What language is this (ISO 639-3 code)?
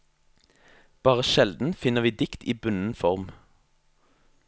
nor